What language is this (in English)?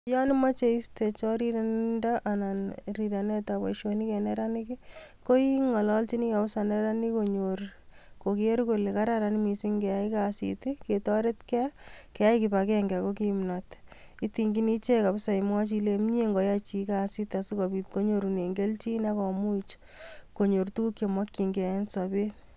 Kalenjin